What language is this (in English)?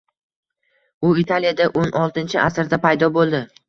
Uzbek